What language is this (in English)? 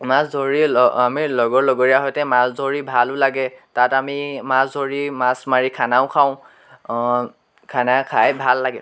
Assamese